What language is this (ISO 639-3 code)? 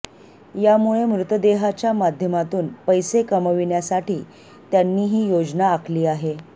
mar